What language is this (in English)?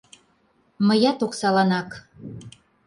Mari